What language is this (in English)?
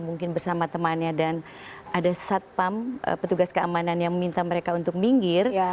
Indonesian